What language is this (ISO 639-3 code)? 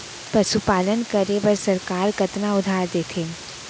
hne